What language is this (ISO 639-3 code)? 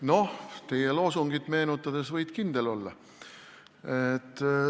est